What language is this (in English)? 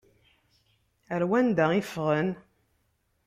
Kabyle